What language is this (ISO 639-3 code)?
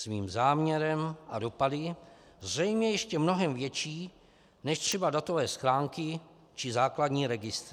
ces